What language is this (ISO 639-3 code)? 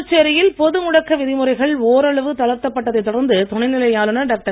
tam